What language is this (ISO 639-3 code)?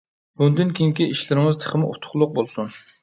uig